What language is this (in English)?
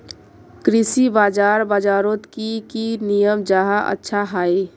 Magahi